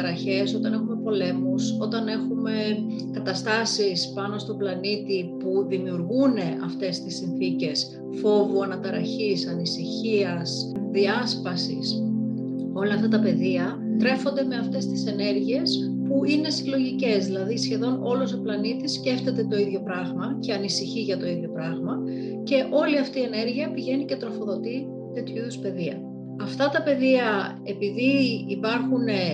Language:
Greek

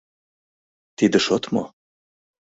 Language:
Mari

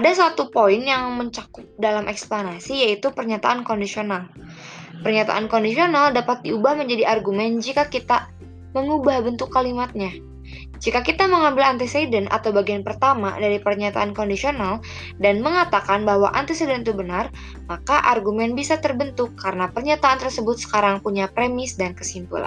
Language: Indonesian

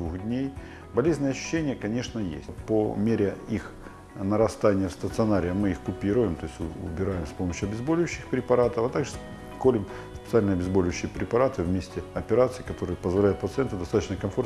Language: Russian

